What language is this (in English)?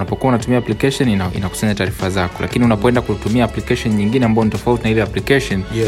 Swahili